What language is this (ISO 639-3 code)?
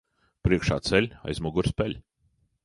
lav